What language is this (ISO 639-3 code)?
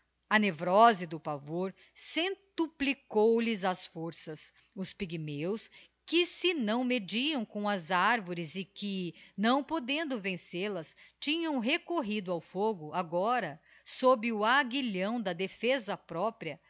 por